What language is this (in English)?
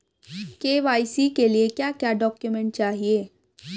Hindi